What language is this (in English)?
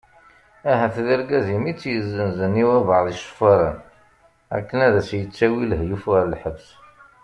Kabyle